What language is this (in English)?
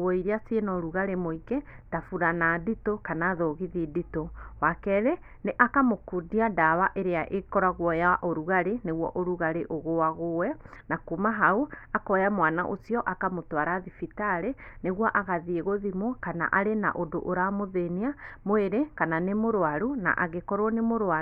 Kikuyu